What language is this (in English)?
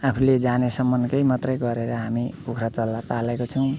Nepali